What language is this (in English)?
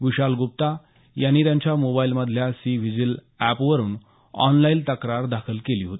Marathi